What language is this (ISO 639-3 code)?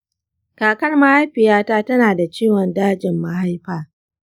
hau